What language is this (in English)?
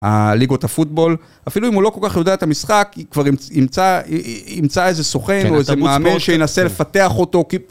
Hebrew